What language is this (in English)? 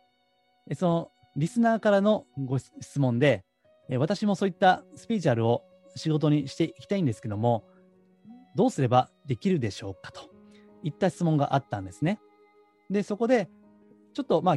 Japanese